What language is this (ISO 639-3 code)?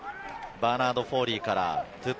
jpn